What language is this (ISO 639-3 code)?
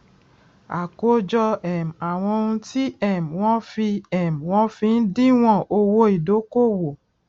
yor